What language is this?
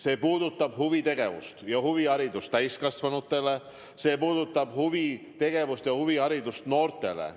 Estonian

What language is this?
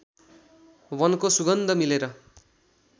Nepali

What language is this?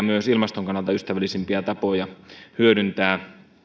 Finnish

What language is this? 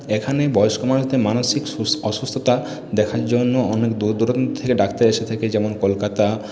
Bangla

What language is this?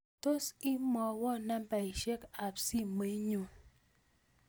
Kalenjin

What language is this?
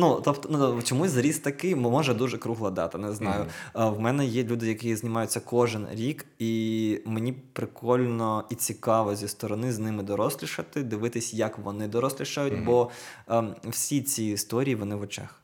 Ukrainian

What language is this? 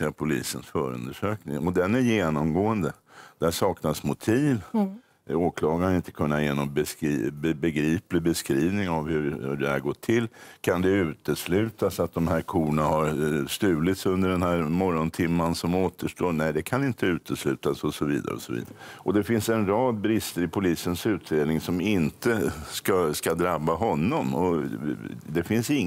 Swedish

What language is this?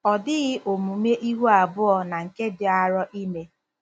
Igbo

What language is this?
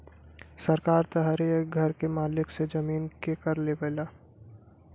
Bhojpuri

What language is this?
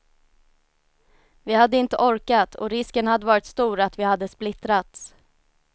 Swedish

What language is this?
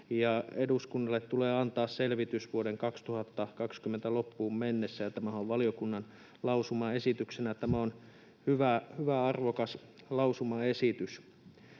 Finnish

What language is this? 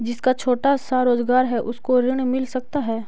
Magahi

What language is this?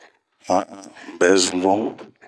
Bomu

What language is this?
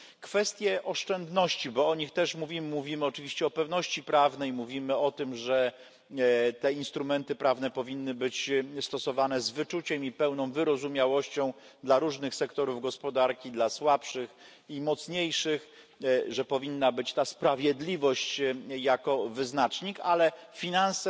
Polish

